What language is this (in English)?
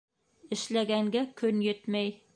Bashkir